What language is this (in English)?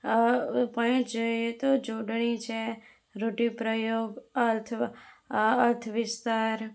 Gujarati